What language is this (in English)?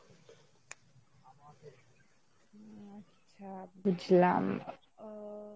Bangla